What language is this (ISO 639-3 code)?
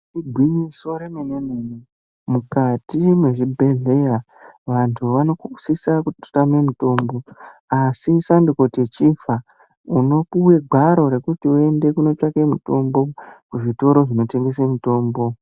ndc